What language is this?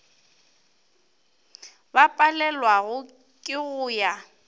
Northern Sotho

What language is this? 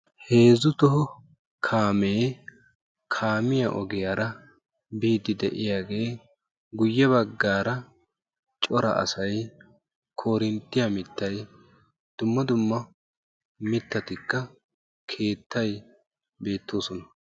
Wolaytta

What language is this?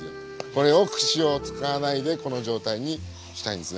Japanese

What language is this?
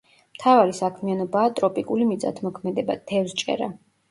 Georgian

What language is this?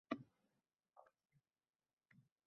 Uzbek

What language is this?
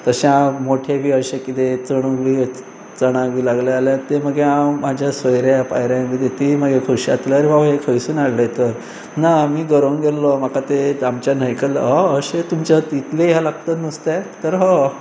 Konkani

